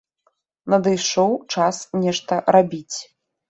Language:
Belarusian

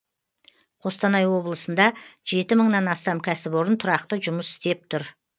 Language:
Kazakh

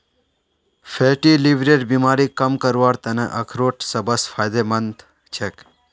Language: Magahi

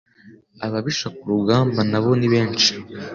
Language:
Kinyarwanda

